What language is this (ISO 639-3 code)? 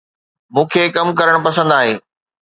snd